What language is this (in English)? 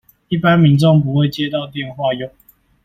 Chinese